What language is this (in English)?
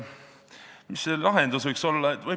Estonian